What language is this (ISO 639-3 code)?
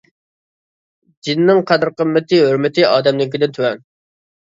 uig